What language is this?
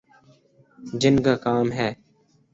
Urdu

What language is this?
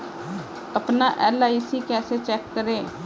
Hindi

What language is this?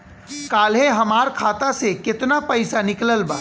Bhojpuri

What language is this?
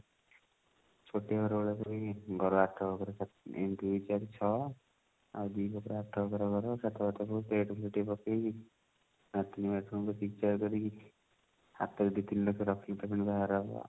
Odia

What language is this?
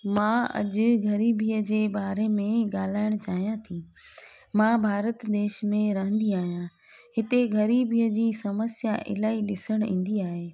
Sindhi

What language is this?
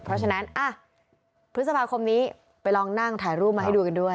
Thai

